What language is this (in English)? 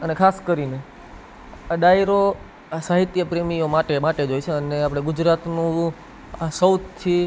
Gujarati